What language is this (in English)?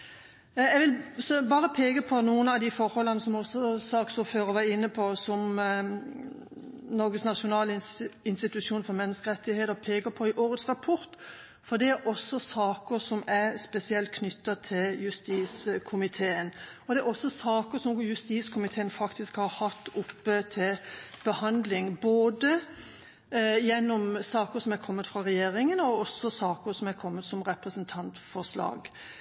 Norwegian Bokmål